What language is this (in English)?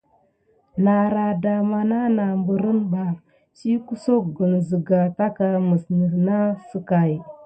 Gidar